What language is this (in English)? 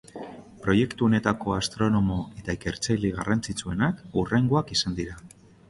Basque